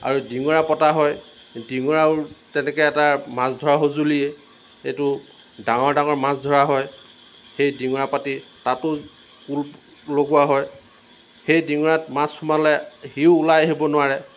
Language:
Assamese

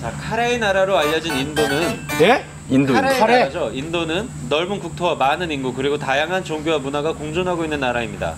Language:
Korean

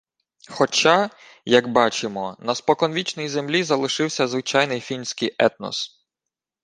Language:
Ukrainian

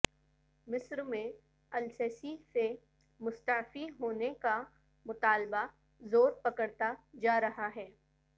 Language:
Urdu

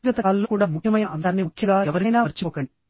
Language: Telugu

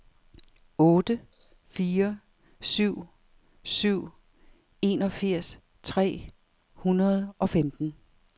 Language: Danish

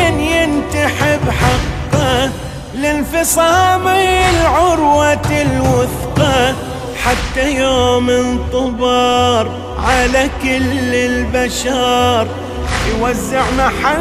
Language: Arabic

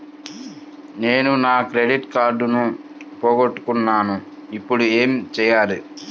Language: Telugu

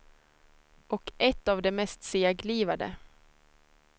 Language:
Swedish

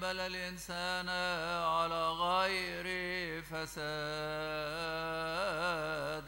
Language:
Arabic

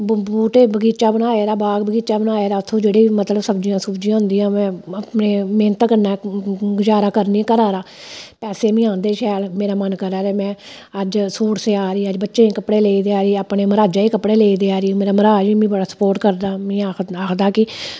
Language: Dogri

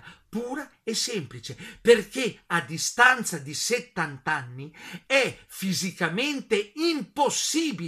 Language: Italian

